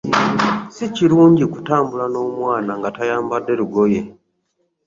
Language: Ganda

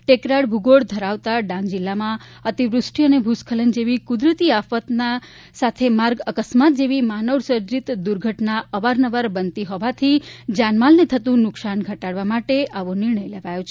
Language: Gujarati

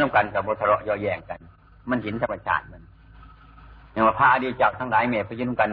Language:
Thai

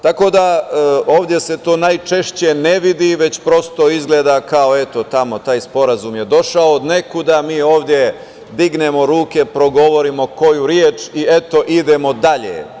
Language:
Serbian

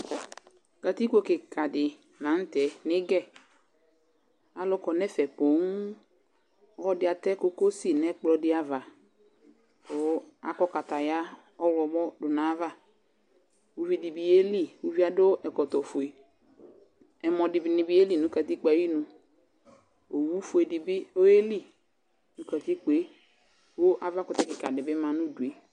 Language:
Ikposo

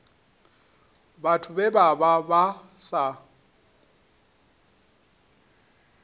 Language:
Venda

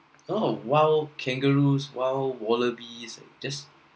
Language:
English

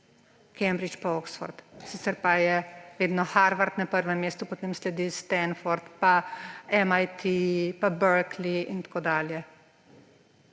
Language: Slovenian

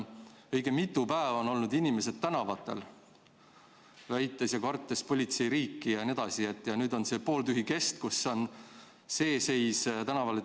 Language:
Estonian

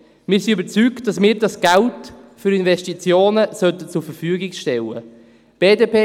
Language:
Swiss German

